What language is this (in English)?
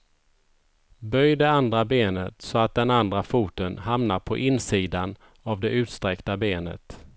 Swedish